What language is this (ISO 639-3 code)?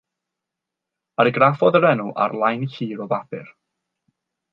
cym